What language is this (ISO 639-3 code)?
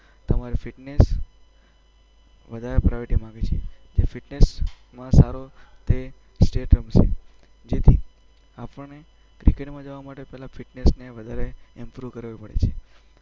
guj